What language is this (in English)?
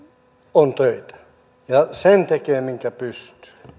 Finnish